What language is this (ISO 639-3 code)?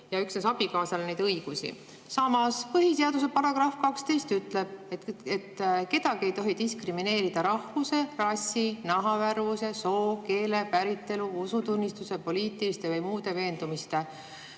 est